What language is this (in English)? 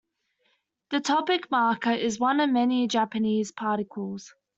English